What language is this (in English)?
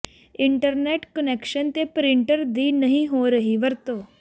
Punjabi